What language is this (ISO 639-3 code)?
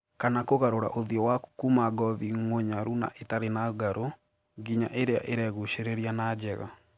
kik